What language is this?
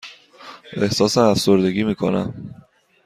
Persian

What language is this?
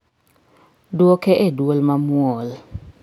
Luo (Kenya and Tanzania)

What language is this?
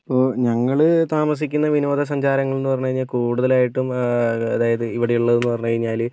Malayalam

